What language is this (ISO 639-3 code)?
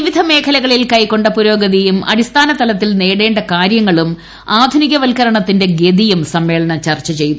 mal